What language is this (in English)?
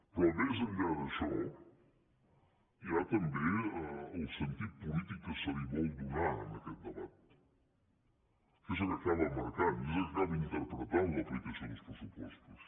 Catalan